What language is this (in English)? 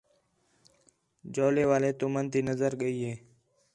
Khetrani